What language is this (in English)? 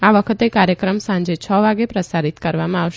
Gujarati